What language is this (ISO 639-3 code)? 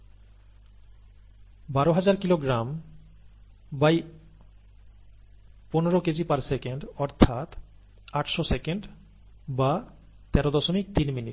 ben